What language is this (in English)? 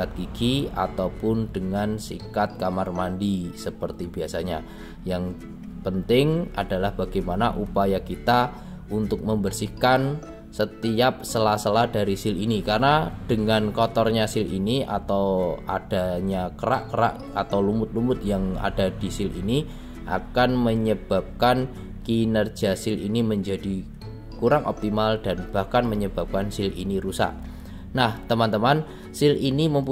Indonesian